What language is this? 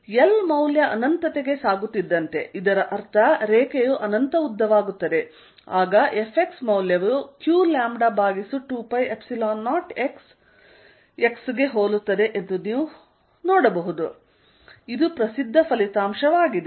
Kannada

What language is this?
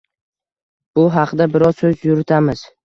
Uzbek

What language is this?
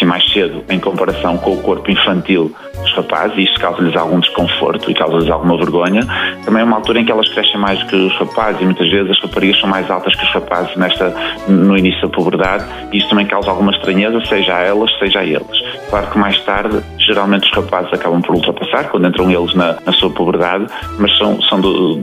Portuguese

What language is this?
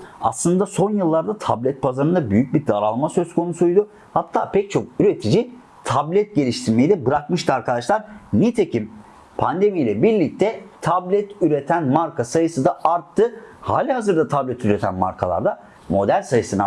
Turkish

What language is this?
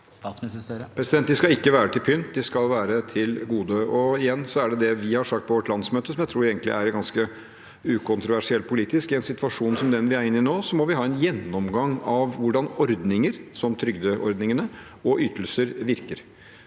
Norwegian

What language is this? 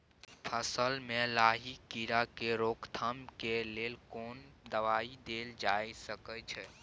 Maithili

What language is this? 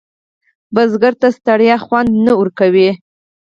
Pashto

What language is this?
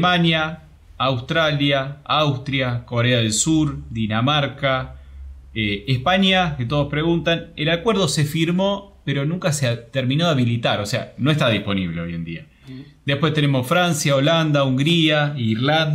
Spanish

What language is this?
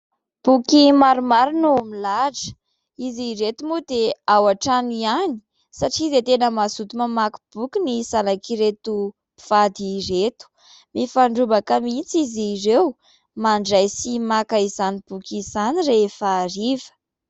Malagasy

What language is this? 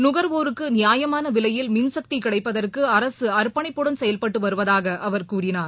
Tamil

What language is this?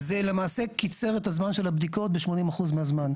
Hebrew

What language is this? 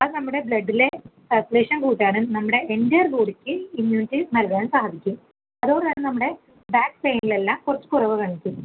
Malayalam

